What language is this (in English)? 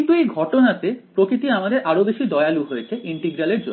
Bangla